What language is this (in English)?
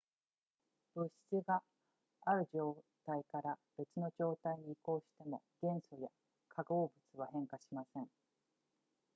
Japanese